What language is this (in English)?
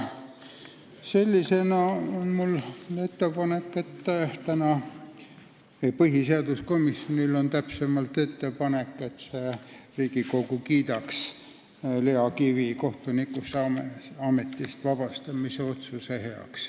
Estonian